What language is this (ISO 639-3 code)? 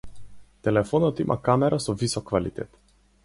mkd